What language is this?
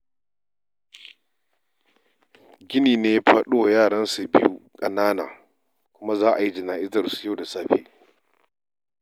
Hausa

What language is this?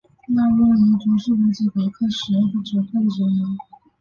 Chinese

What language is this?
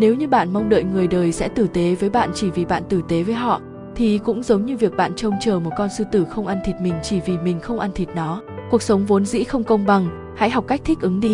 Vietnamese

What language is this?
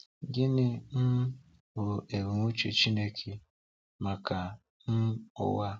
Igbo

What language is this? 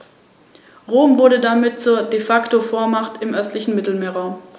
German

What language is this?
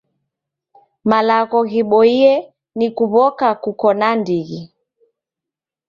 Taita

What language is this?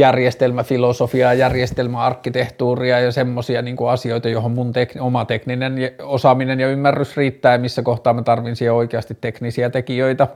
Finnish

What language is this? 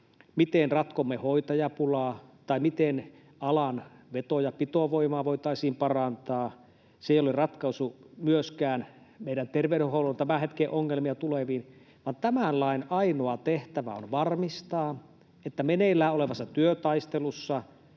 Finnish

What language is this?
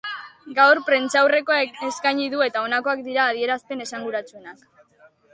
Basque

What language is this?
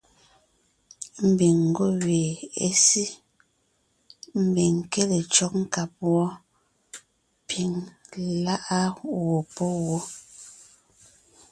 Ngiemboon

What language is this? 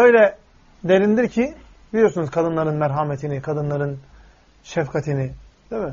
Turkish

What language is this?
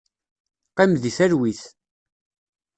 Kabyle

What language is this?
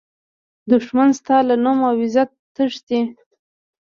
Pashto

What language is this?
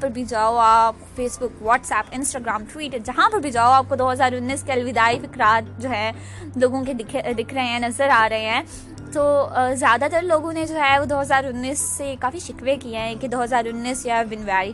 Urdu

